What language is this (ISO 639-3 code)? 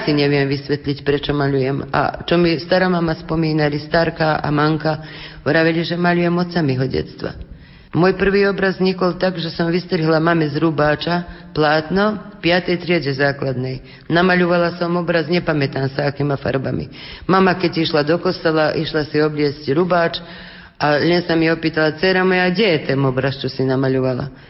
slk